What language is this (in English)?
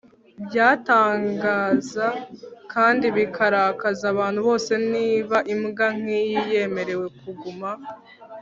Kinyarwanda